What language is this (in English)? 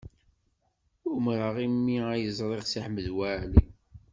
Kabyle